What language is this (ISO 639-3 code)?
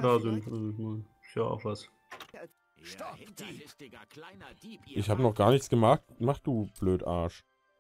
deu